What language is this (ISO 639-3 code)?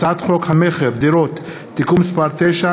heb